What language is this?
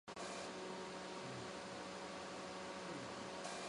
Chinese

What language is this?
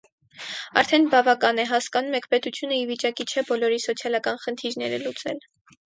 Armenian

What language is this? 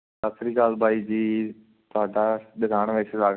Punjabi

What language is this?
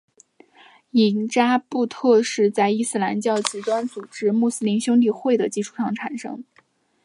Chinese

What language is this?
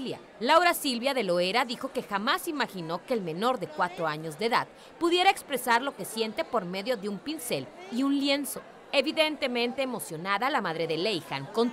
Spanish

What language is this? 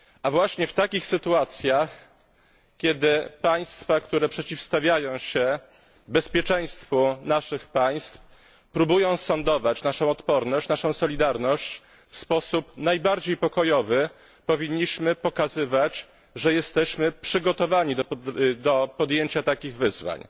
Polish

